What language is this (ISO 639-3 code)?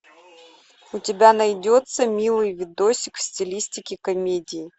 rus